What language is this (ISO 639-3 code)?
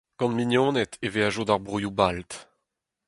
bre